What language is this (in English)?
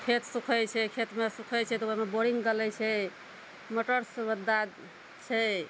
Maithili